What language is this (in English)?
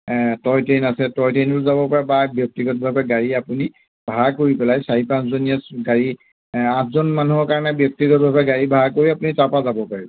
Assamese